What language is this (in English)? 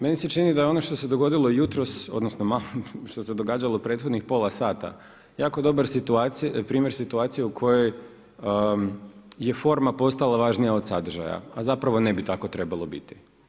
Croatian